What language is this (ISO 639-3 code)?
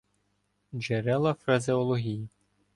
ukr